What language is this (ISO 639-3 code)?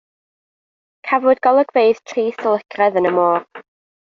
cym